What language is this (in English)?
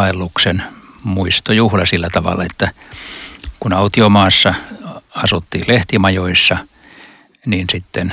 Finnish